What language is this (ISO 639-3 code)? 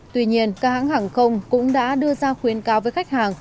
vie